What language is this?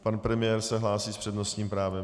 Czech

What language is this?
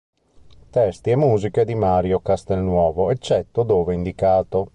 Italian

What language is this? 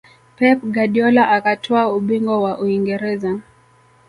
Swahili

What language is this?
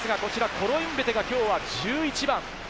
Japanese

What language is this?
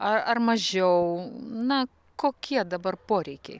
Lithuanian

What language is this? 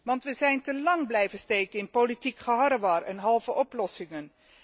Dutch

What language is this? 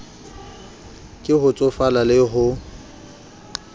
Southern Sotho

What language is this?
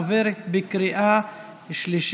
Hebrew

